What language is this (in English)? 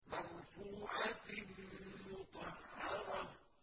Arabic